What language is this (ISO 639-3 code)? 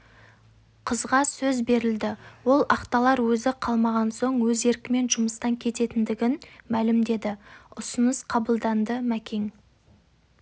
kaz